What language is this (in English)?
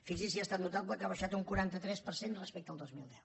Catalan